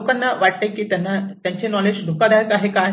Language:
Marathi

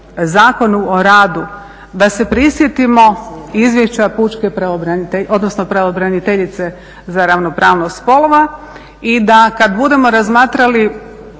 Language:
Croatian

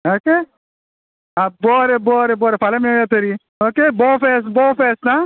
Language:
Konkani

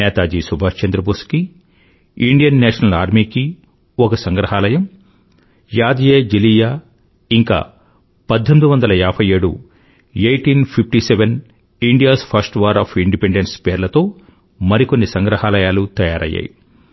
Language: Telugu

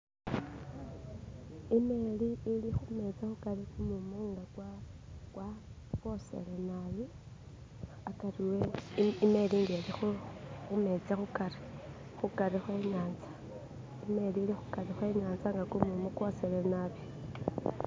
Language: Masaaba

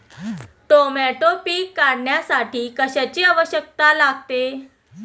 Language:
Marathi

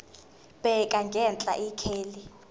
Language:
Zulu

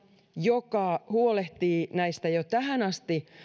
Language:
Finnish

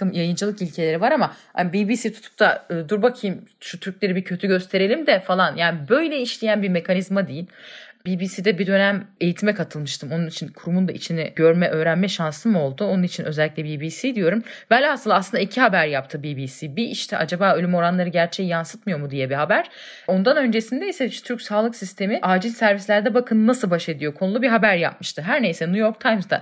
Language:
Turkish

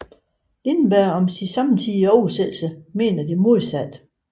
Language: Danish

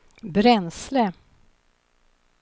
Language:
Swedish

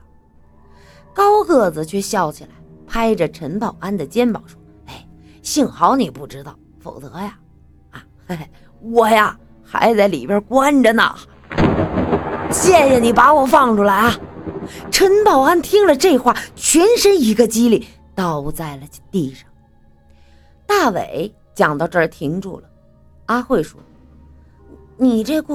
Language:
Chinese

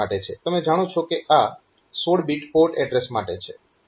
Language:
Gujarati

